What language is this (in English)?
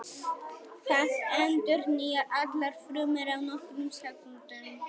Icelandic